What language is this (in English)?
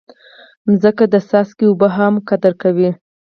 Pashto